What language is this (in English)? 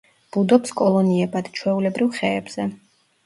Georgian